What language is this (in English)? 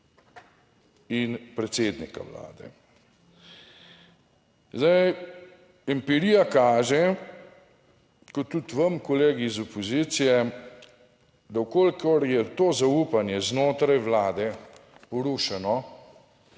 Slovenian